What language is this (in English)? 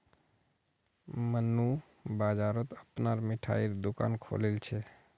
Magahi